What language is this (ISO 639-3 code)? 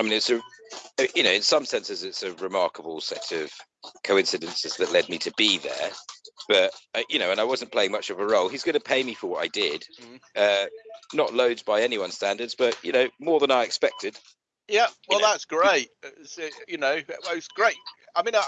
eng